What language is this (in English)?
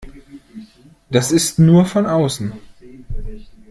German